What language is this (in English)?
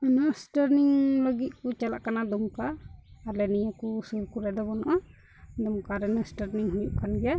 Santali